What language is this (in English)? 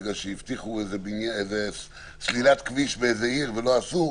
Hebrew